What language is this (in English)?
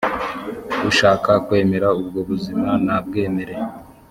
Kinyarwanda